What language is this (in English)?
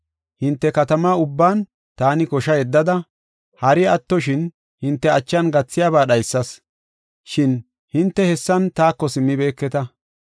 Gofa